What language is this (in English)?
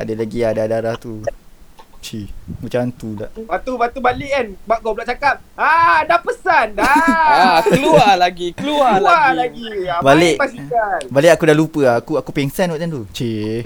Malay